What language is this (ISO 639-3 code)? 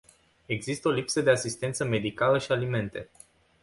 ron